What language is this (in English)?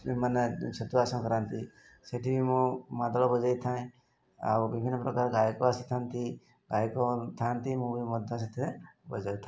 Odia